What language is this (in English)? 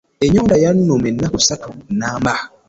Ganda